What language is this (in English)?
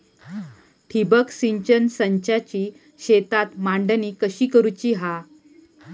Marathi